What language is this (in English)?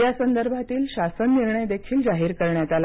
Marathi